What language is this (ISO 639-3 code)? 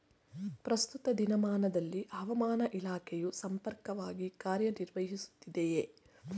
kan